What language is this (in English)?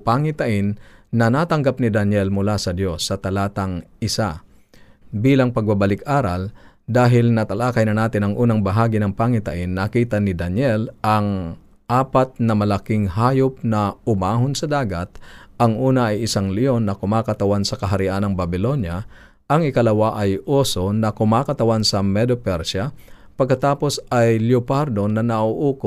Filipino